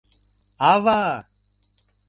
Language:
Mari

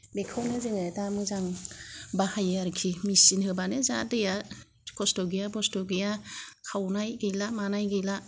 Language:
Bodo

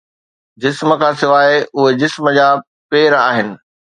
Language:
Sindhi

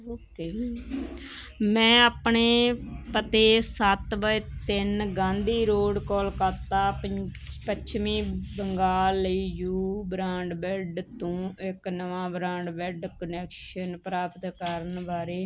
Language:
Punjabi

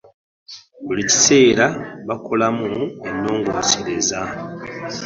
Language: Ganda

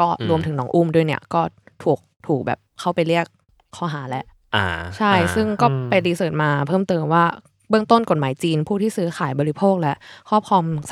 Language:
Thai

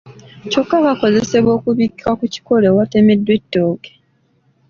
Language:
Ganda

